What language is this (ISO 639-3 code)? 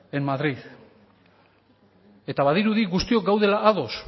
eus